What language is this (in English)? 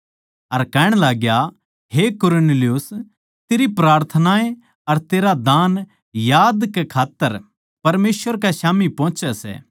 Haryanvi